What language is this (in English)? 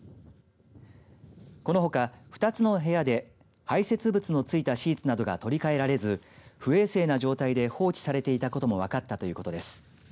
Japanese